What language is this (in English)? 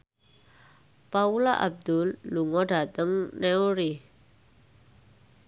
Javanese